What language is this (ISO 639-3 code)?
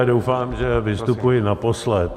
ces